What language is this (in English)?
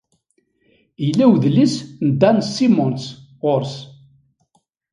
Kabyle